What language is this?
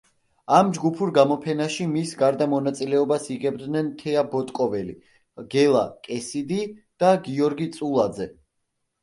Georgian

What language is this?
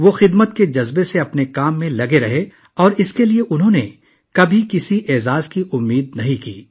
Urdu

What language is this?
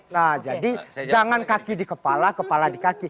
Indonesian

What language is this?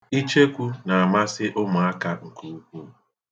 Igbo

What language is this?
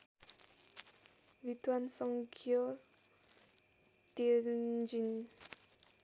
Nepali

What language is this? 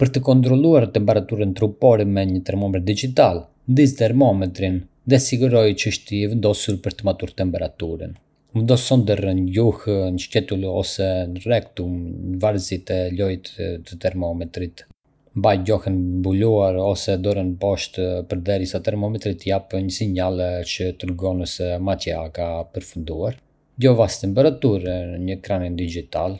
Arbëreshë Albanian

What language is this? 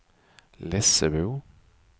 Swedish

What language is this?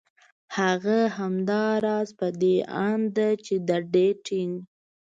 Pashto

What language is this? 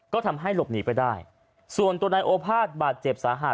Thai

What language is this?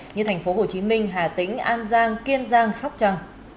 Vietnamese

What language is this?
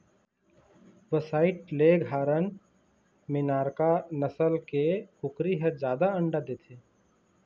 Chhattisgarhi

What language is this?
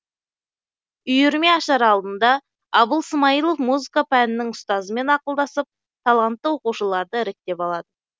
Kazakh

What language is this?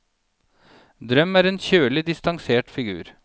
Norwegian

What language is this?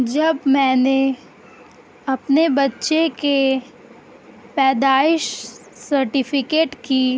Urdu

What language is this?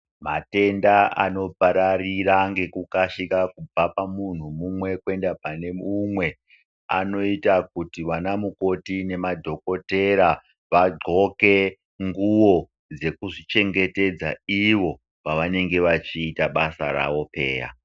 Ndau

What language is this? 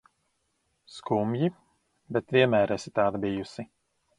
Latvian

